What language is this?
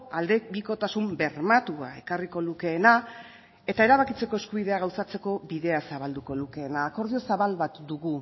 Basque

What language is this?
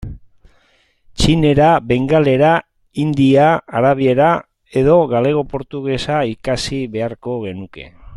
Basque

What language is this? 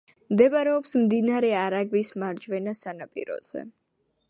Georgian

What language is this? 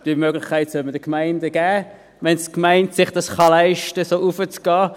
Swiss German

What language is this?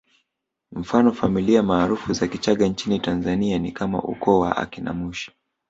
Swahili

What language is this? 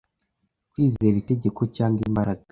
Kinyarwanda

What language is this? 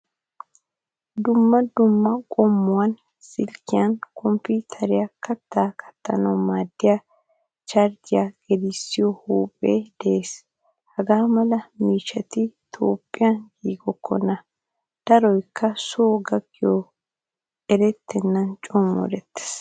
Wolaytta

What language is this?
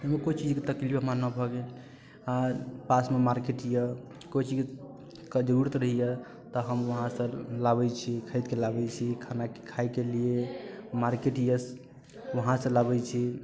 Maithili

